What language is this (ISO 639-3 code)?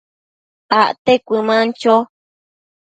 mcf